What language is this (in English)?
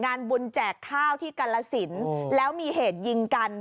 Thai